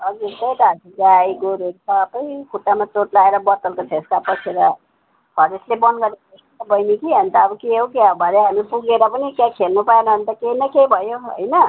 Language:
Nepali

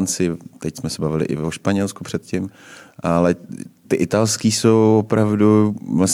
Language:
Czech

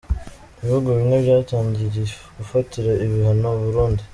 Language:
Kinyarwanda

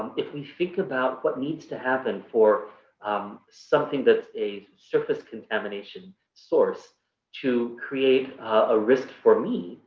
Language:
English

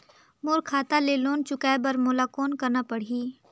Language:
Chhattisgarhi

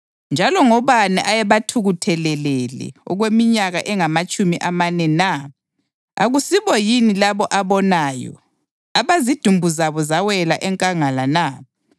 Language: North Ndebele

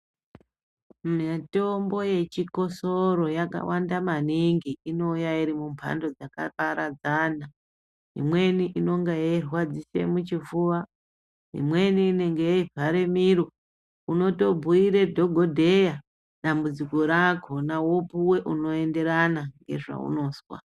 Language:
Ndau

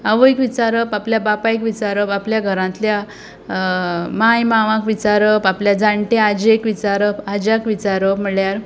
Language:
Konkani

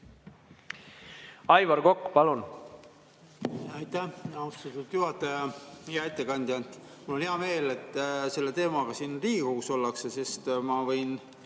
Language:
Estonian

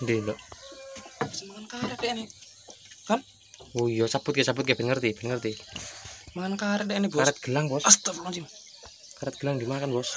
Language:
Indonesian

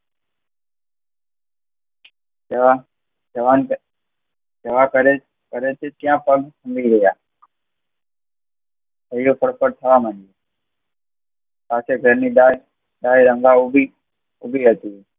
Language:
Gujarati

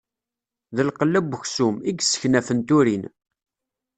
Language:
Kabyle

